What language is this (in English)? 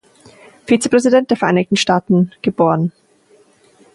German